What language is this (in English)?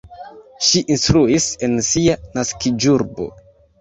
Esperanto